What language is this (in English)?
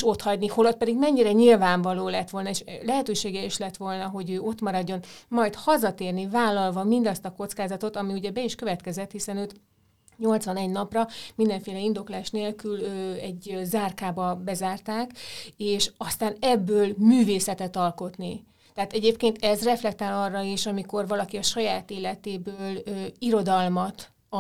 Hungarian